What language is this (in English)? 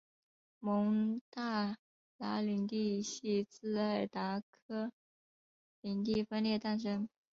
Chinese